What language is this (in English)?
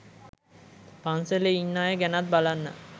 Sinhala